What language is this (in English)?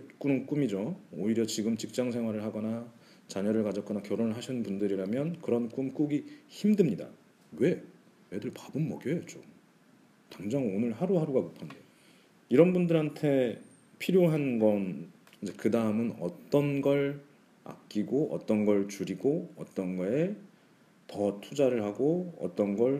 Korean